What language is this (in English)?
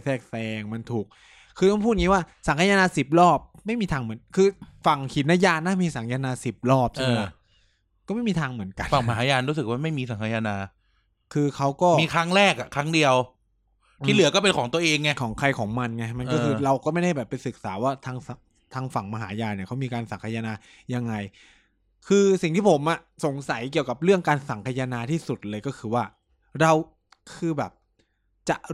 Thai